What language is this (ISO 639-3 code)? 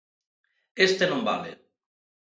glg